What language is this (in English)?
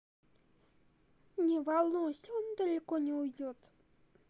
Russian